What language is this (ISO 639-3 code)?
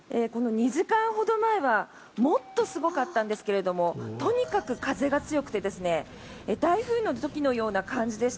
jpn